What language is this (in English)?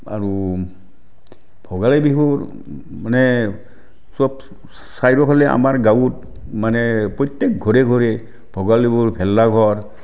Assamese